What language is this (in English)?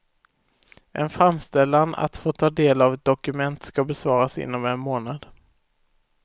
Swedish